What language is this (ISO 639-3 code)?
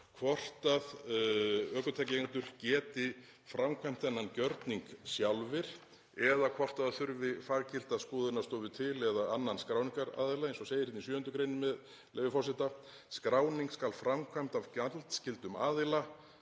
isl